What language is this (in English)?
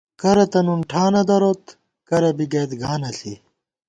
Gawar-Bati